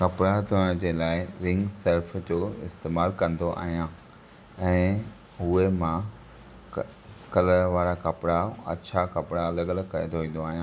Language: Sindhi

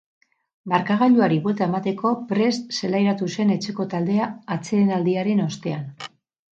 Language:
Basque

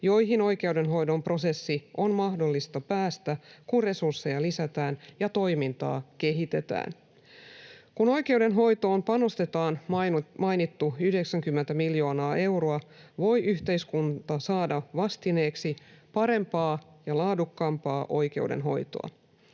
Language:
Finnish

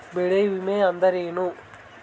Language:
Kannada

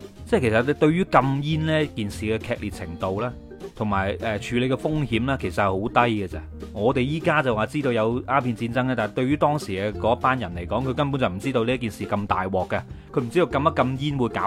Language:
Chinese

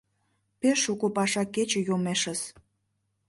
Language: Mari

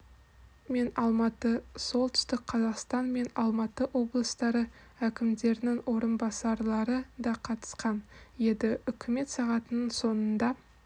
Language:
Kazakh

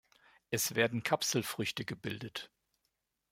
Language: German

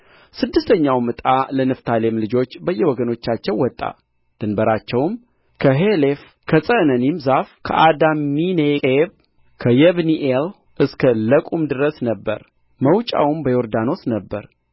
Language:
Amharic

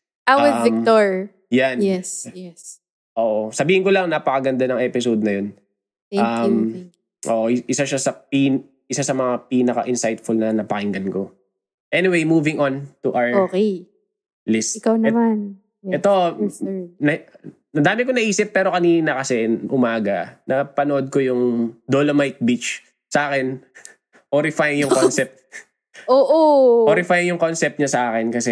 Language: Filipino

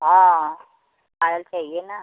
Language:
Hindi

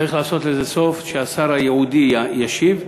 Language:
Hebrew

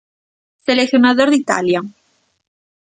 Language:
Galician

